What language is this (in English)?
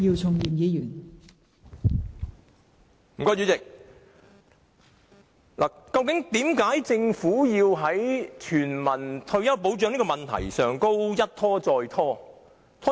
Cantonese